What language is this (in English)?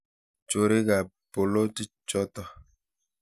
Kalenjin